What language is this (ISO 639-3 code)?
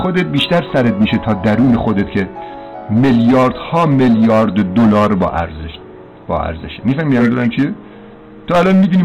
fas